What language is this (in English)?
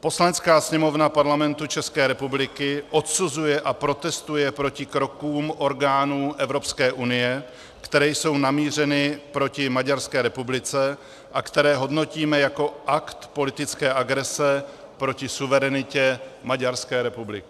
Czech